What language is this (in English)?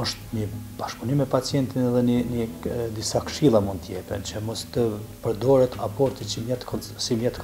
Romanian